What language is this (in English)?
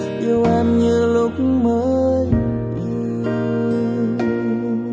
Vietnamese